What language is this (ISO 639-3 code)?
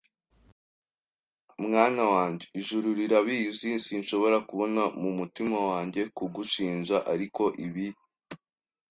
kin